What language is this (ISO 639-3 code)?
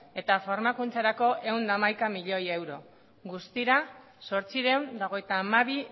eus